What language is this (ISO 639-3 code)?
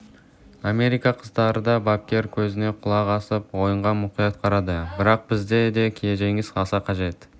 kaz